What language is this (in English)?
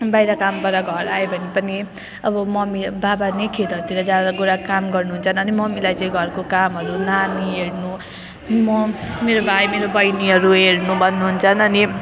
Nepali